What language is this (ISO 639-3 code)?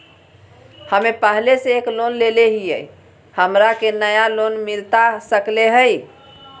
mag